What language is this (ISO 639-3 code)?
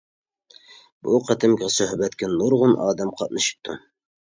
uig